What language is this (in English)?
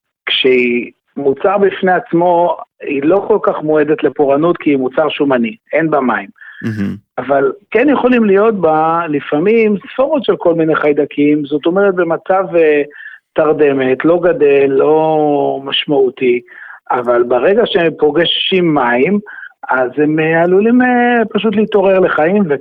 Hebrew